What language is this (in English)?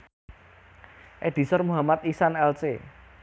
Javanese